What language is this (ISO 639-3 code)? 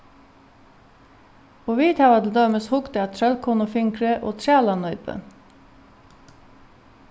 fao